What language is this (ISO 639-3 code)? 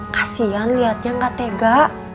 ind